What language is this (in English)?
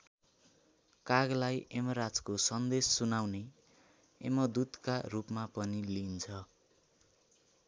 Nepali